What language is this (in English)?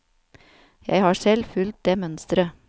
Norwegian